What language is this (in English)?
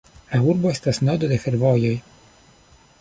Esperanto